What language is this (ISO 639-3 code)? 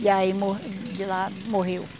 por